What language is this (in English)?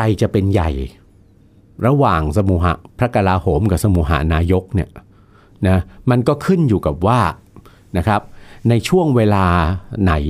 Thai